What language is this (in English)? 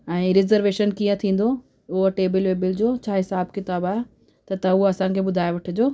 Sindhi